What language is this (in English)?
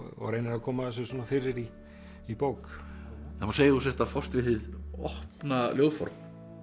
Icelandic